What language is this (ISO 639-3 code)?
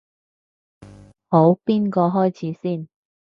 yue